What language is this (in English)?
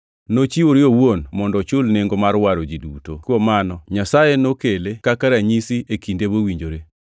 Luo (Kenya and Tanzania)